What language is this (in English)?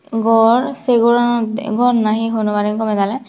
Chakma